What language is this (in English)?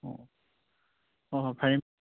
Manipuri